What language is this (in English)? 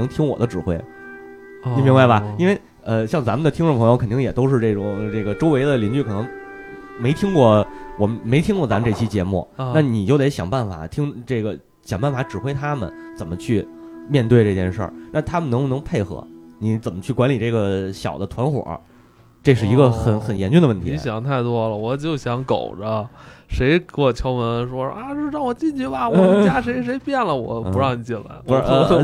Chinese